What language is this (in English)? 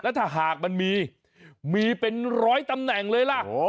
Thai